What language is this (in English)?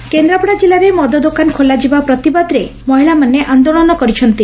Odia